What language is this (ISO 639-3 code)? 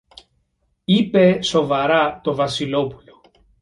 ell